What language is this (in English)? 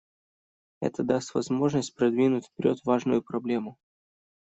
Russian